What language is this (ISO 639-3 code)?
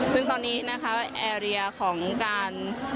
tha